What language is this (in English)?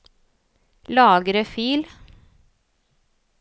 Norwegian